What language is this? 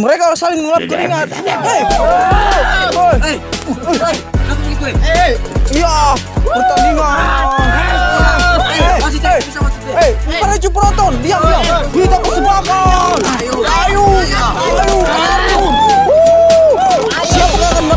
Indonesian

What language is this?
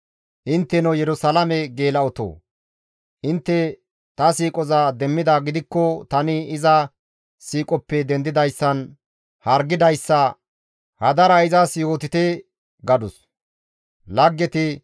Gamo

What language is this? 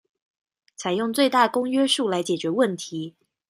Chinese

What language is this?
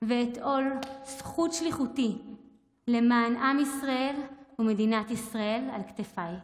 Hebrew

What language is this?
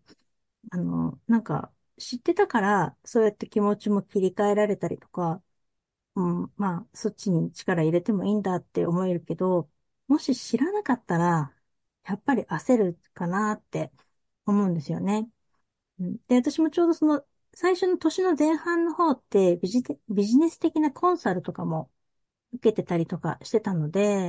Japanese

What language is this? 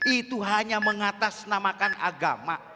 Indonesian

